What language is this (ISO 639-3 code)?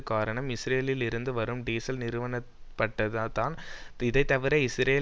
tam